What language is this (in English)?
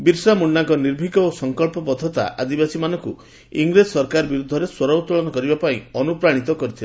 Odia